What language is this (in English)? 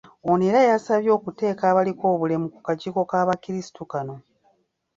Ganda